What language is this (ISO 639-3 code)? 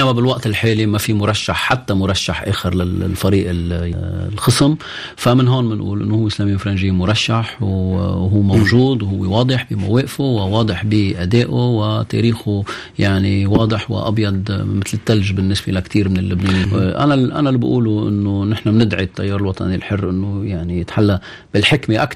ara